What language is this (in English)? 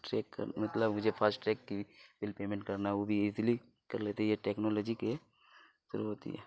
Urdu